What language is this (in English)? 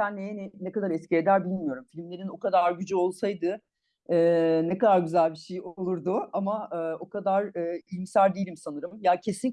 Turkish